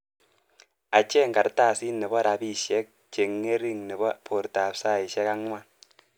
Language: Kalenjin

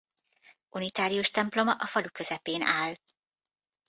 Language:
Hungarian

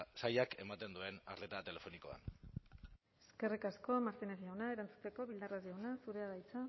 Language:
Basque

